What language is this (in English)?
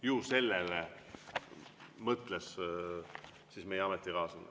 Estonian